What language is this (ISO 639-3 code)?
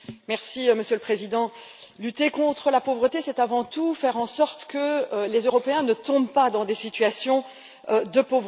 fra